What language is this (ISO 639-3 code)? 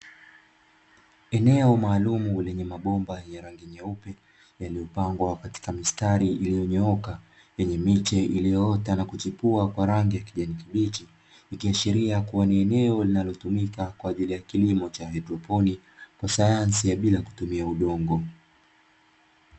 swa